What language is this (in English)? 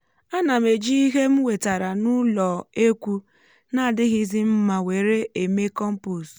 Igbo